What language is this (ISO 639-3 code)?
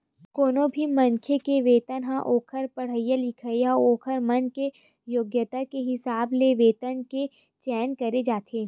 hne